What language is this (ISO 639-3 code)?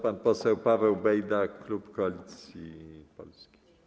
pol